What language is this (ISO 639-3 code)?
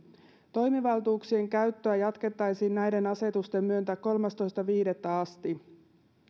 fin